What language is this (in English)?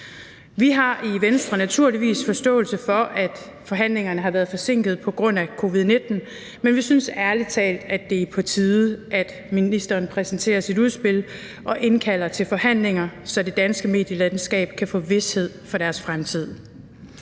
Danish